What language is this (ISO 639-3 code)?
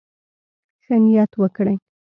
pus